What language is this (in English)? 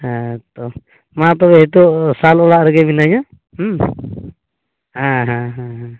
Santali